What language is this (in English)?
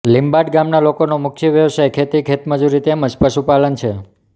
Gujarati